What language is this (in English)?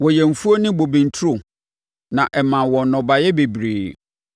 Akan